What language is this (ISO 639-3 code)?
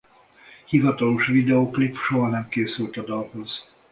hun